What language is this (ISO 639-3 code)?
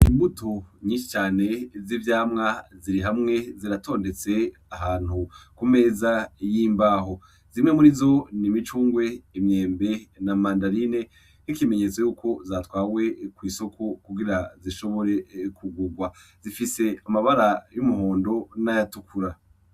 run